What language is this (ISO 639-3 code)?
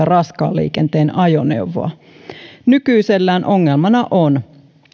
fin